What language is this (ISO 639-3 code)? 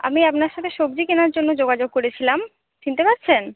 ben